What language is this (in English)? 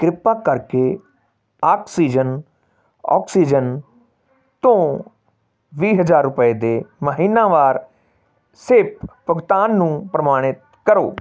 Punjabi